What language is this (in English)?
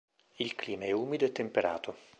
Italian